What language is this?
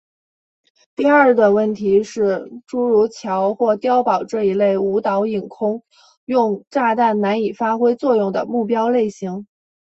Chinese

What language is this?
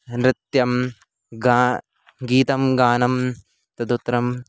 Sanskrit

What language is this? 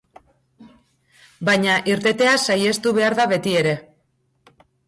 Basque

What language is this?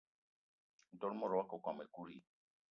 Eton (Cameroon)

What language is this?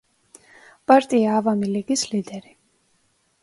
Georgian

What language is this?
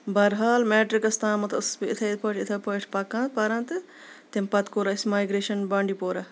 Kashmiri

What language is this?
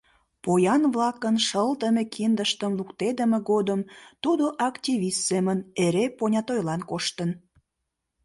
Mari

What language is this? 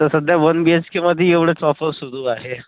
Marathi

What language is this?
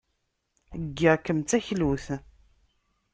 Kabyle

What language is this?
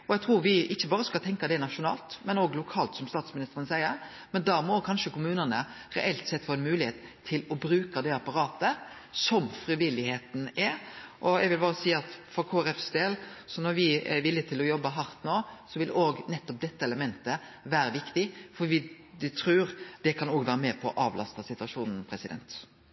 Norwegian Nynorsk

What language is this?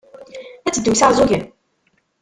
Kabyle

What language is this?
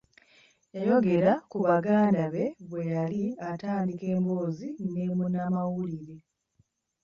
Ganda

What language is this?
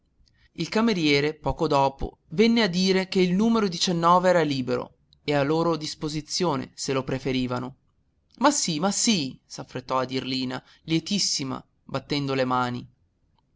Italian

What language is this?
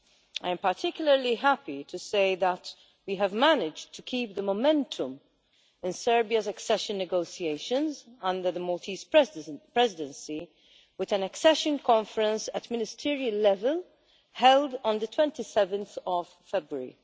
English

